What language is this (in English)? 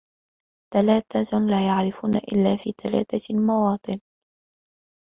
Arabic